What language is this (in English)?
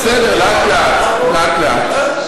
Hebrew